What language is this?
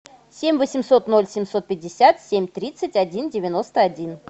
Russian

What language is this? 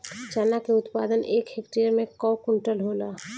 Bhojpuri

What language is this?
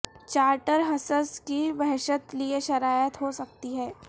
Urdu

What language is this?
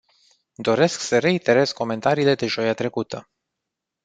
Romanian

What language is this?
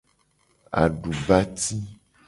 Gen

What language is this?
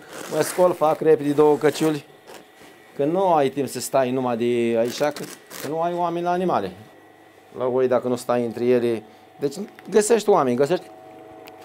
Romanian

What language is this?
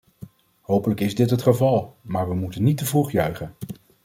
Dutch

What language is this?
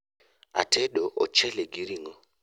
Luo (Kenya and Tanzania)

